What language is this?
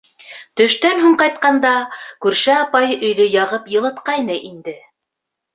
Bashkir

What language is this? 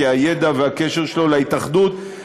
Hebrew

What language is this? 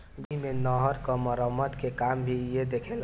Bhojpuri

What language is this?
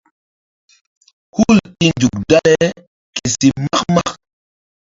Mbum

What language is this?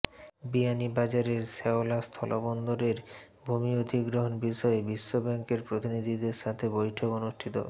Bangla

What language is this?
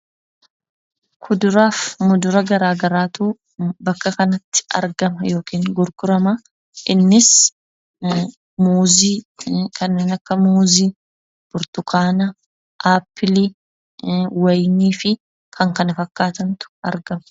Oromo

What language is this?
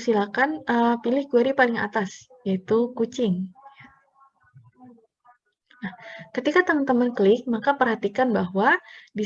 Indonesian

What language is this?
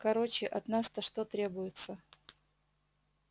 Russian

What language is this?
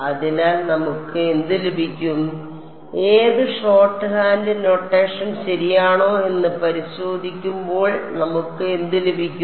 Malayalam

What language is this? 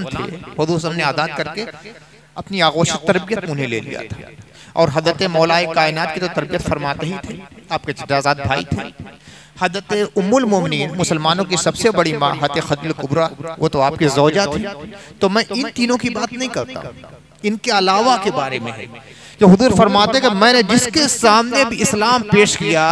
Hindi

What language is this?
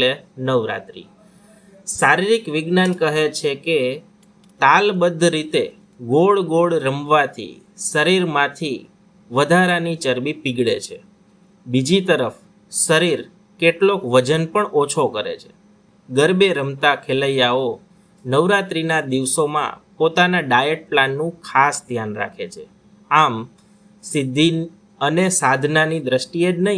Gujarati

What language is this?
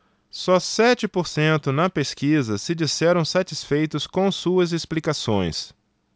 Portuguese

